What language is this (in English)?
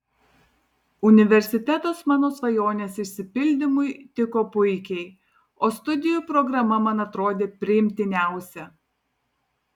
Lithuanian